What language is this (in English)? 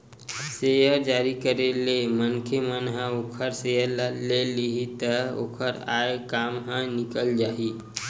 Chhattisgarhi